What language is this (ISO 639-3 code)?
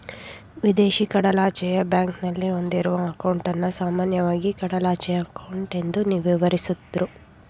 kan